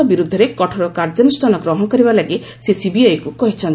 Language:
Odia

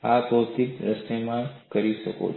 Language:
Gujarati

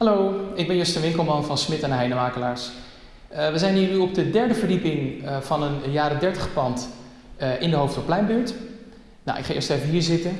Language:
Dutch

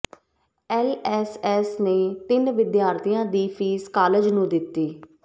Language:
Punjabi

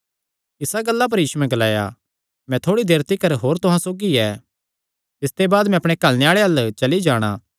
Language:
Kangri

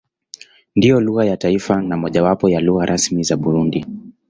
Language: Swahili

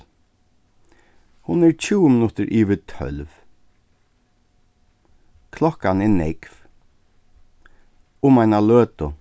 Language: Faroese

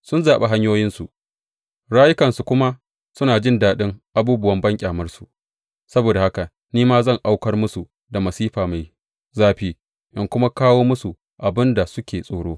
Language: Hausa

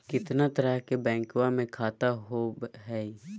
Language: Magahi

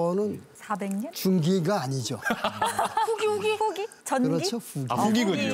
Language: Korean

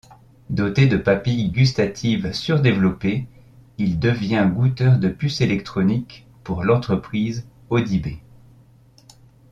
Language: French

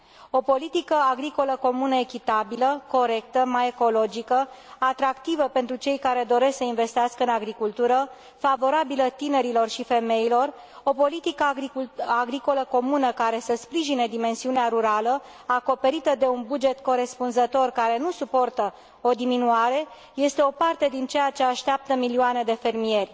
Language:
Romanian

